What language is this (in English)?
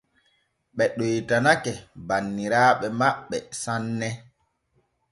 Borgu Fulfulde